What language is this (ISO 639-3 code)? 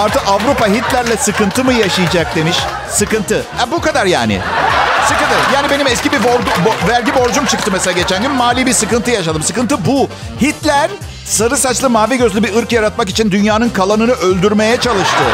tur